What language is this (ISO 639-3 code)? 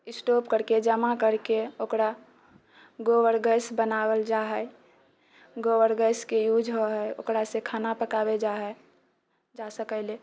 mai